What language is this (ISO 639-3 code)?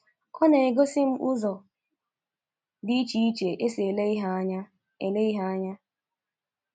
ibo